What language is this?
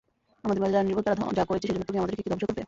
Bangla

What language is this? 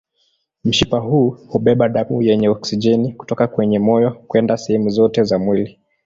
Swahili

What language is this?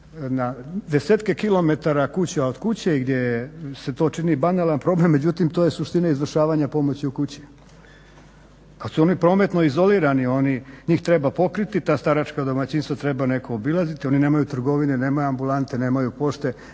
Croatian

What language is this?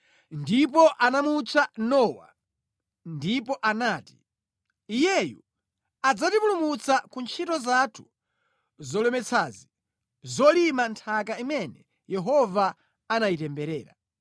Nyanja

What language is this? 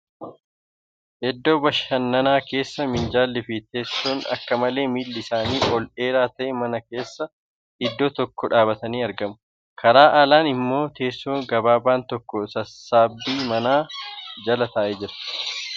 Oromo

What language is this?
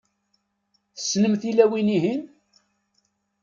Kabyle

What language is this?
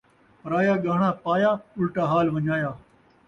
Saraiki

